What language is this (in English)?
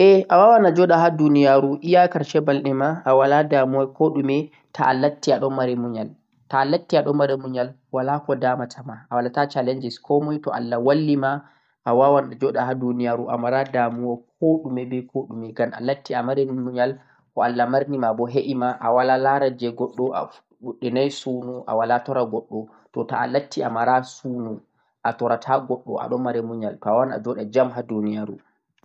Central-Eastern Niger Fulfulde